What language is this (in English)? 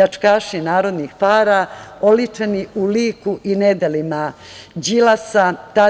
Serbian